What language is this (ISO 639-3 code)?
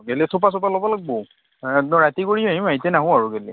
asm